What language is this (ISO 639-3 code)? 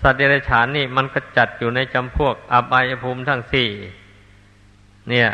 tha